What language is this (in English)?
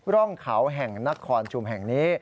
Thai